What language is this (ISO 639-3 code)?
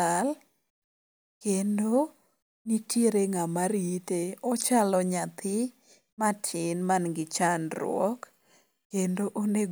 luo